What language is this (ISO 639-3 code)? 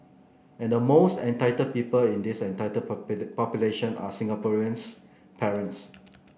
eng